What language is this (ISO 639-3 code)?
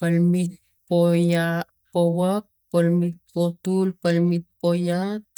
tgc